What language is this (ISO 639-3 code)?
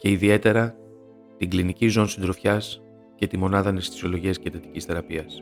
ell